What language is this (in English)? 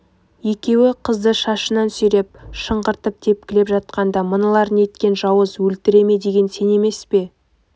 Kazakh